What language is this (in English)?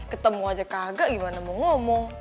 Indonesian